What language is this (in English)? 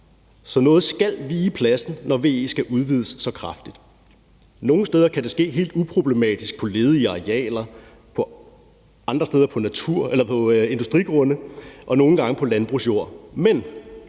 Danish